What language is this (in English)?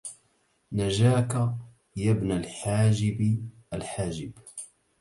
Arabic